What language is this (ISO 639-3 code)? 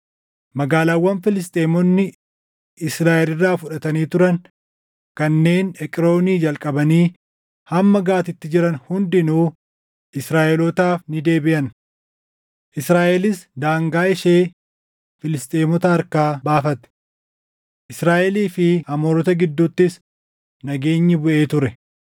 orm